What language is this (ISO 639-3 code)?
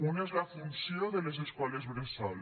cat